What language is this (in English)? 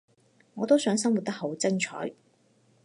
Cantonese